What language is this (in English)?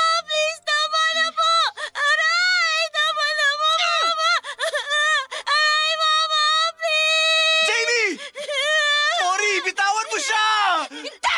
Filipino